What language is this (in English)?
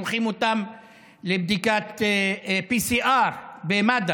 Hebrew